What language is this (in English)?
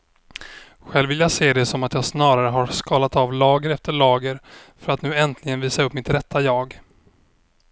Swedish